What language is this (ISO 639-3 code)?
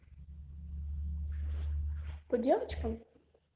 rus